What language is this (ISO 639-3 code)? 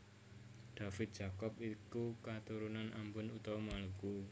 jav